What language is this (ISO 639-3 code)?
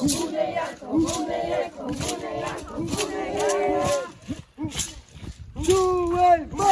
por